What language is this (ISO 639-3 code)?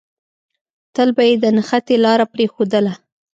pus